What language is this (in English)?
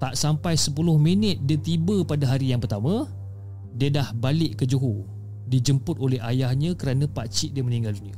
Malay